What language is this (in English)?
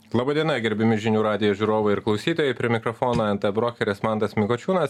Lithuanian